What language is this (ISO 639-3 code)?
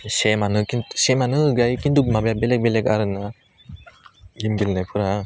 brx